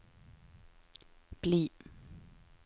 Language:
Norwegian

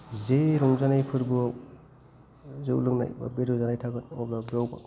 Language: Bodo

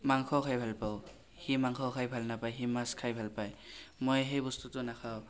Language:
Assamese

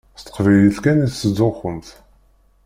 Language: Kabyle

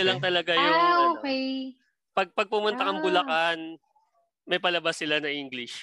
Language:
Filipino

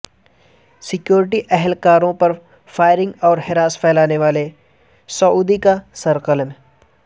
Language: Urdu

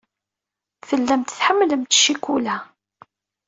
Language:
Kabyle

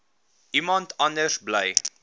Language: Afrikaans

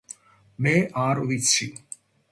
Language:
Georgian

